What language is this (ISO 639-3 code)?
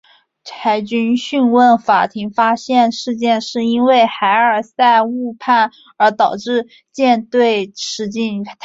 zho